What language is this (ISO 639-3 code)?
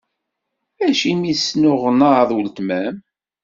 kab